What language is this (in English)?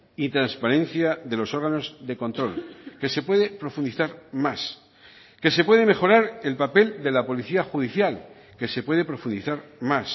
Spanish